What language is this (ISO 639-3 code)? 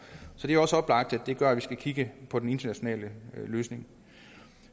dan